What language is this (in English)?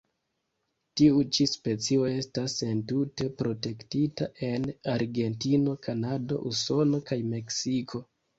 Esperanto